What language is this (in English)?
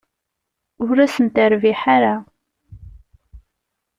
Kabyle